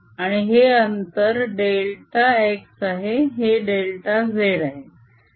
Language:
Marathi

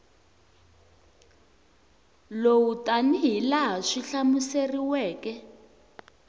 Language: Tsonga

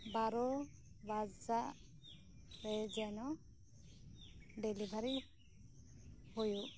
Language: Santali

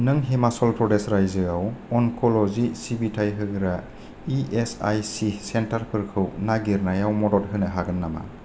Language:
Bodo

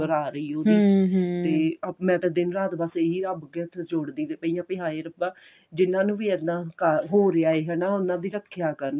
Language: Punjabi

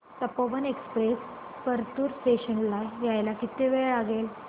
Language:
Marathi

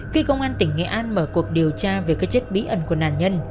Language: Vietnamese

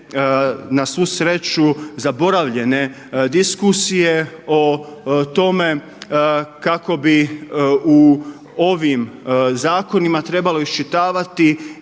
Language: Croatian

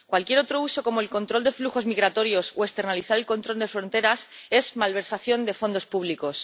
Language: Spanish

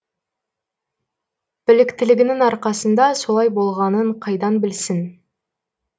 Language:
Kazakh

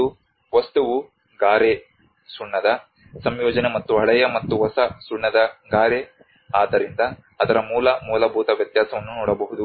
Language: Kannada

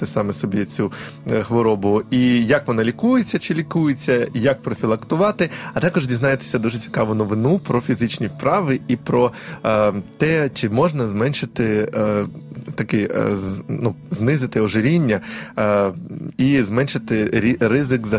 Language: Ukrainian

